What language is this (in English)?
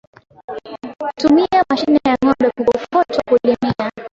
Swahili